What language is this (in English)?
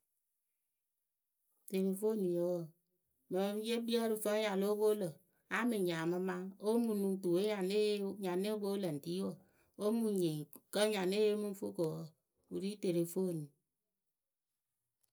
Akebu